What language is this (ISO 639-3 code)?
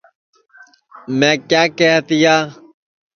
ssi